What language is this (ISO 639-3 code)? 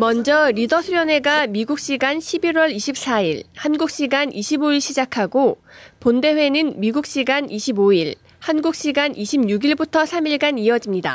kor